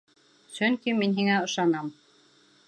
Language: Bashkir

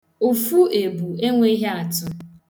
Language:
Igbo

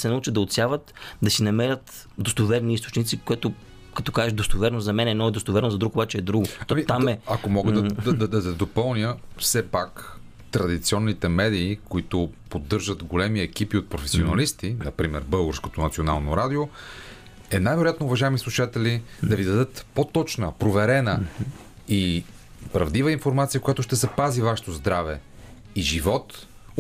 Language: Bulgarian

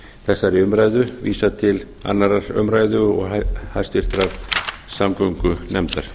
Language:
Icelandic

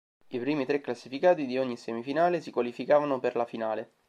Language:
Italian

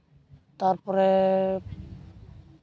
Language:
Santali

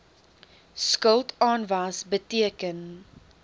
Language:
Afrikaans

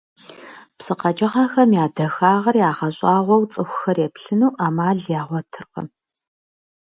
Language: Kabardian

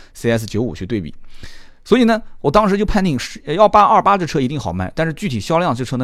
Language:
Chinese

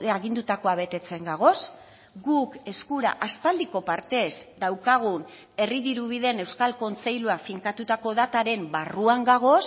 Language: Basque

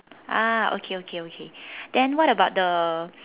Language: English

